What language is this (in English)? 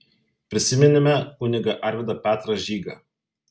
Lithuanian